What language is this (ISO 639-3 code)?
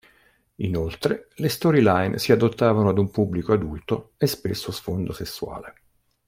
ita